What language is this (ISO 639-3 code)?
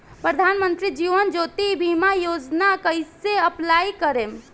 bho